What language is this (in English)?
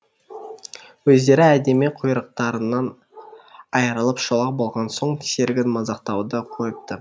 Kazakh